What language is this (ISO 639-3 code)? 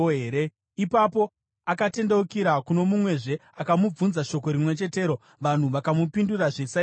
sna